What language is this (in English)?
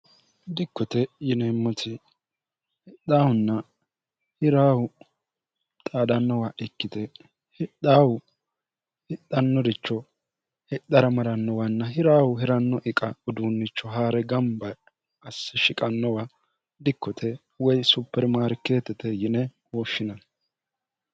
Sidamo